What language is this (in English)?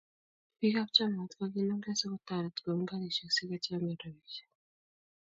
Kalenjin